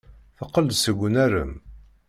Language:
Kabyle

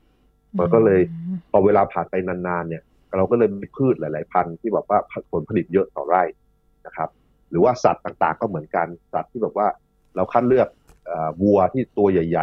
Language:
Thai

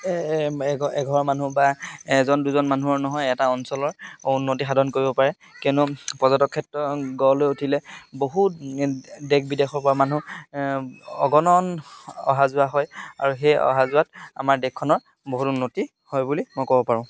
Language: Assamese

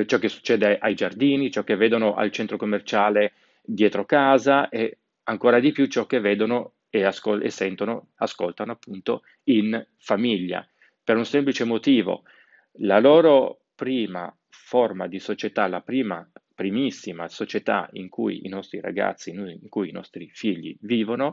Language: Italian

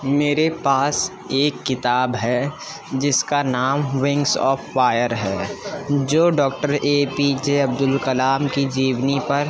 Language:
Urdu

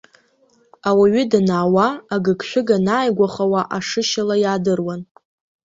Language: Abkhazian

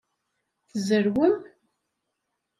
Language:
Kabyle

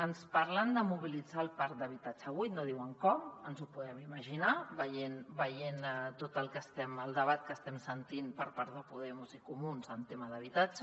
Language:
Catalan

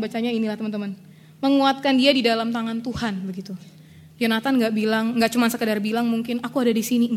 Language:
Indonesian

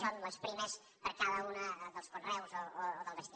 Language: Catalan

